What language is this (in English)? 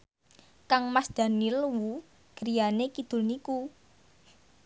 Javanese